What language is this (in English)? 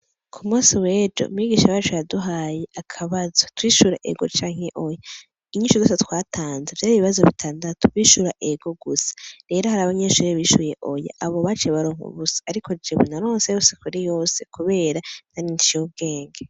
Rundi